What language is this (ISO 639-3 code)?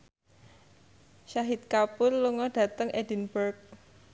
jav